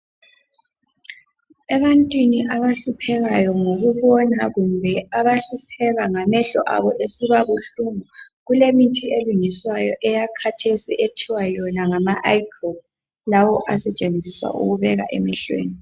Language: North Ndebele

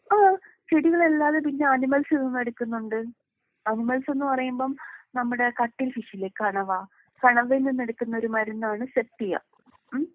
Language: Malayalam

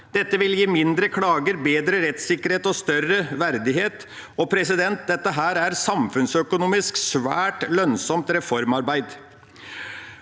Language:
Norwegian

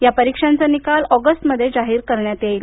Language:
Marathi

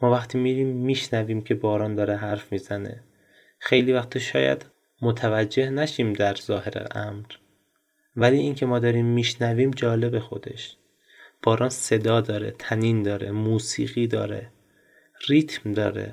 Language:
Persian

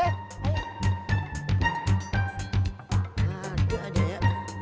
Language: Indonesian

